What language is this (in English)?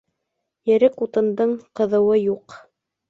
Bashkir